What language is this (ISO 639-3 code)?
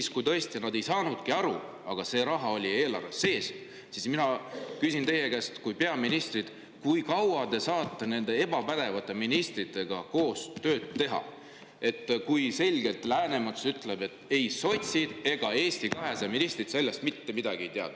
est